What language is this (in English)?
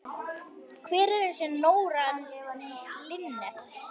Icelandic